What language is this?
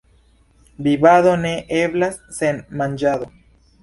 Esperanto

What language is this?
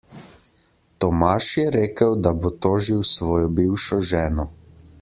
Slovenian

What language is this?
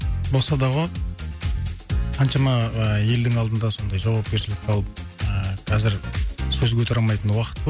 Kazakh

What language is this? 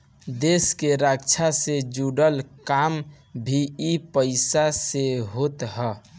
Bhojpuri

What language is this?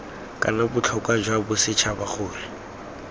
Tswana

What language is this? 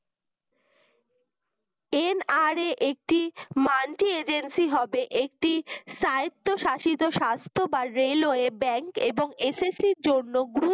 Bangla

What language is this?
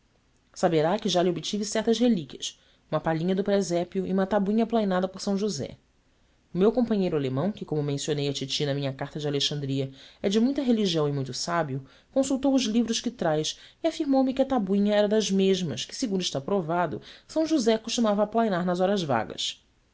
Portuguese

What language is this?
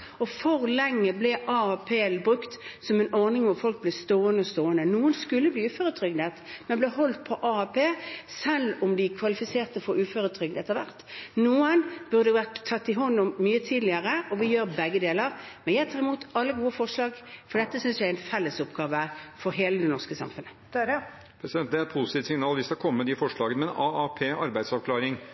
Norwegian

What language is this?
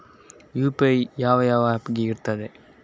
Kannada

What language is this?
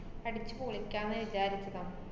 Malayalam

